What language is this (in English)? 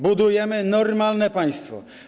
Polish